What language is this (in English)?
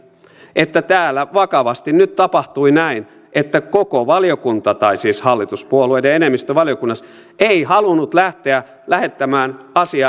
Finnish